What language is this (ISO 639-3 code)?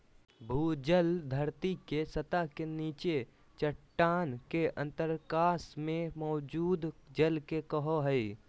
mag